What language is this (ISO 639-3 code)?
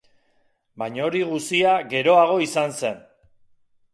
eus